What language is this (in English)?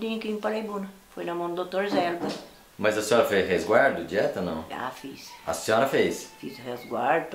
Portuguese